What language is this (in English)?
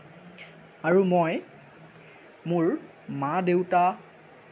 Assamese